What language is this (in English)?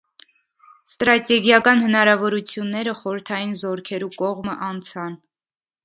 Armenian